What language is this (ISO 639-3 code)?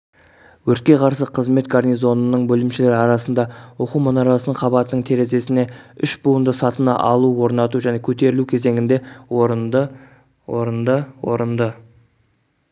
kaz